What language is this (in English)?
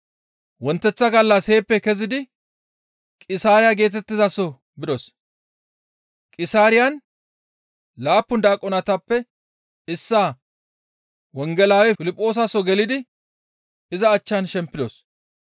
Gamo